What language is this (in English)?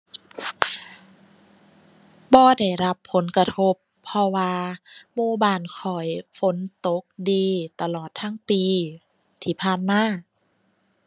Thai